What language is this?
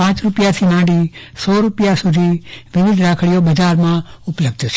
Gujarati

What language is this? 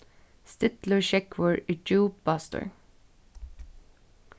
Faroese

